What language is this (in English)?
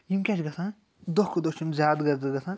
Kashmiri